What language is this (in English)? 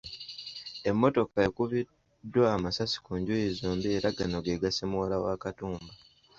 Ganda